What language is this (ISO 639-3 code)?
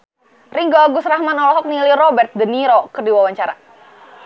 sun